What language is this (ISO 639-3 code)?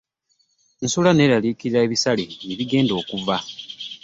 lug